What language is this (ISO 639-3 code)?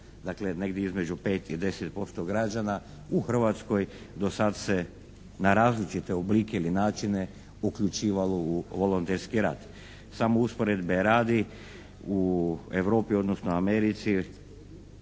hrv